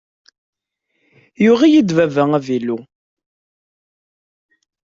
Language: Kabyle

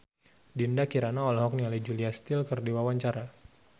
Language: Sundanese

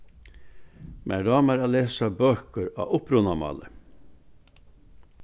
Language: Faroese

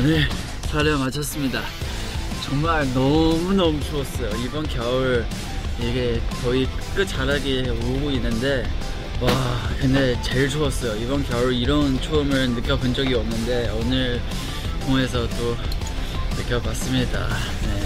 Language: Korean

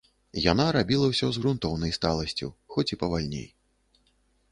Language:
Belarusian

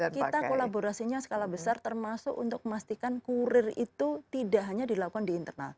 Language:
Indonesian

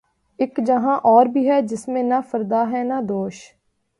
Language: Urdu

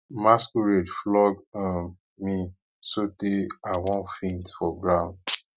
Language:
Nigerian Pidgin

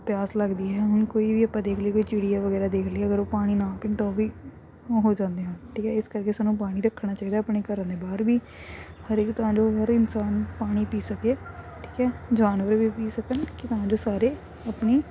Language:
Punjabi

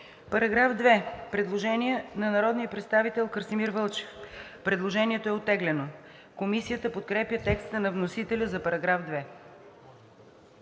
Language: Bulgarian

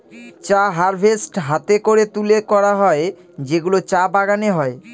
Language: Bangla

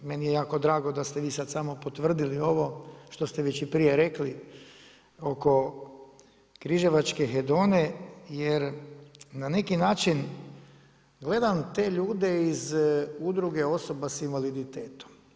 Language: Croatian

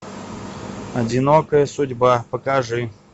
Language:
Russian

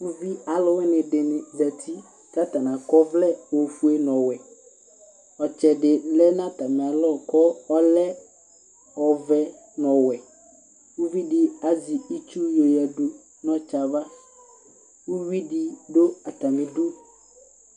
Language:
Ikposo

